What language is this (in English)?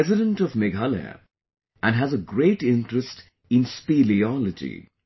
English